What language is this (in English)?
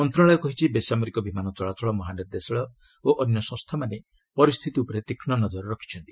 Odia